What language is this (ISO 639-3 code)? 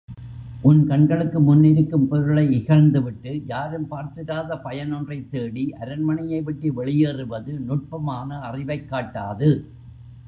tam